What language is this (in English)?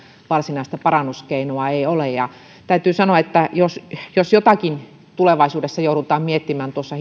Finnish